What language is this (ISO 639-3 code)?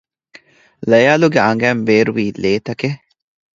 div